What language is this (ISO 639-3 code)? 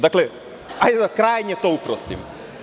srp